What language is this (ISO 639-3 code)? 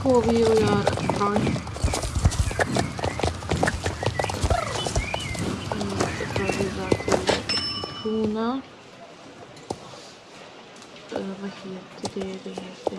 swe